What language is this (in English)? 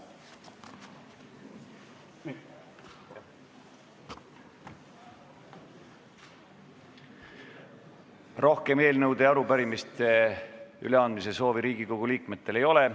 Estonian